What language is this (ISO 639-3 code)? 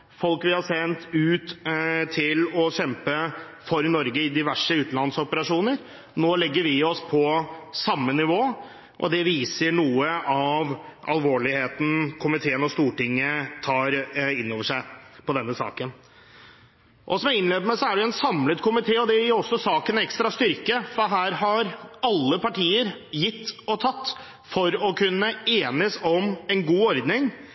nob